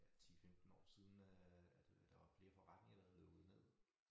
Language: Danish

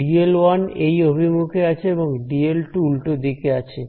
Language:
Bangla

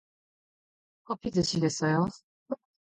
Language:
Korean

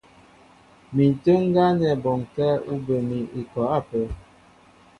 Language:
Mbo (Cameroon)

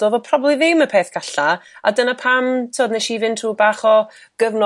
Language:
Welsh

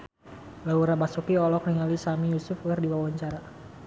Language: Sundanese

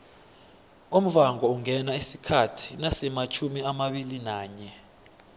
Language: South Ndebele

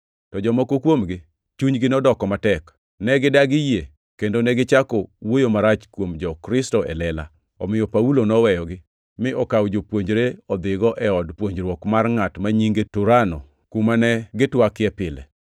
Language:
Luo (Kenya and Tanzania)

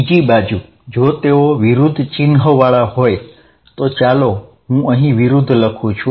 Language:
Gujarati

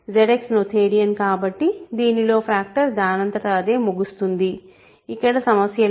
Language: Telugu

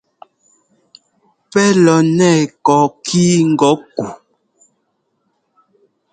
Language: Ngomba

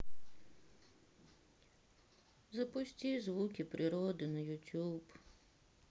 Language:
Russian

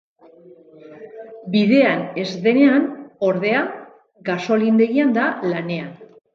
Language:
Basque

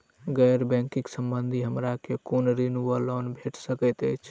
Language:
Maithili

